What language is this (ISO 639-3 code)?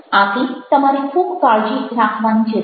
guj